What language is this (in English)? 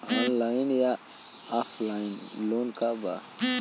Bhojpuri